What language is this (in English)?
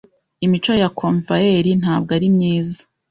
Kinyarwanda